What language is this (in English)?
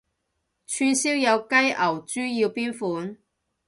Cantonese